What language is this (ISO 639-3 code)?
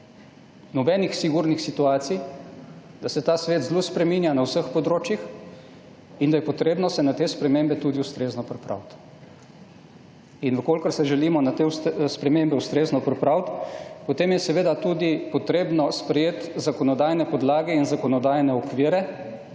slv